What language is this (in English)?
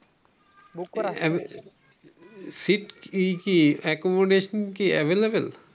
Bangla